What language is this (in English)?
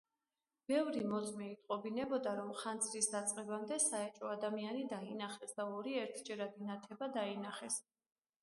Georgian